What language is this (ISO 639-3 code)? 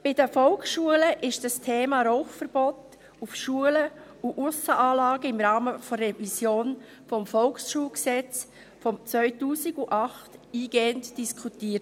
gsw